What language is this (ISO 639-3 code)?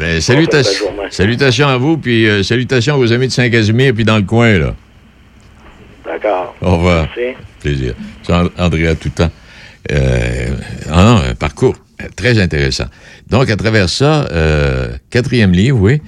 fra